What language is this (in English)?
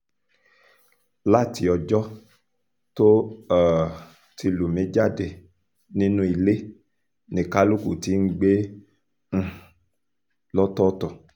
Yoruba